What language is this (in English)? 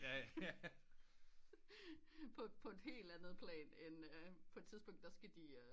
Danish